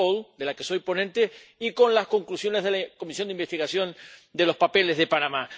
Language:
Spanish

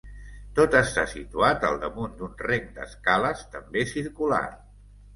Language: Catalan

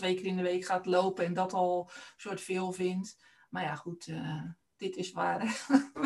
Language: Dutch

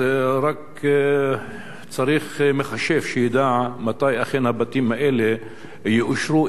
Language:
Hebrew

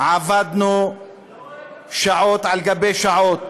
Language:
Hebrew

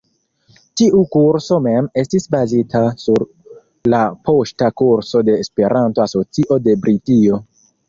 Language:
Esperanto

